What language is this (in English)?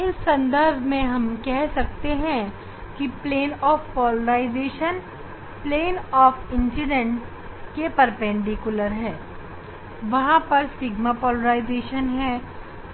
Hindi